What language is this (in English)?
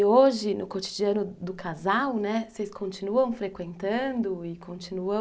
Portuguese